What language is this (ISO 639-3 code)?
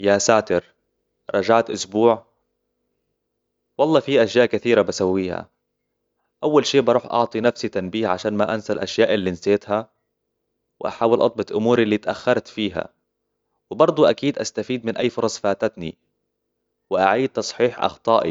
acw